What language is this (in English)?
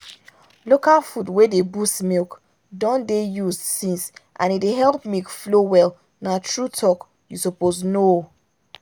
Nigerian Pidgin